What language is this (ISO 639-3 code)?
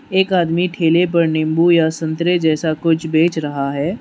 hin